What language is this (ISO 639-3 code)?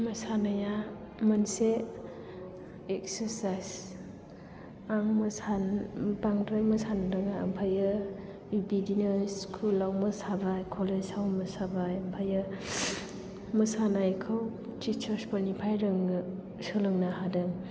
brx